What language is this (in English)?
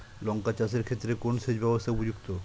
Bangla